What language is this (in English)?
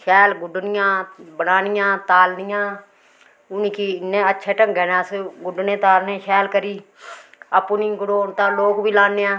Dogri